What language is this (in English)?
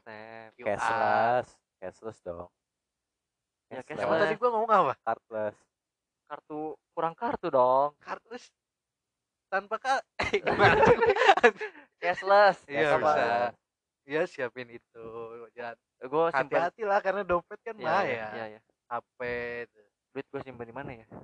Indonesian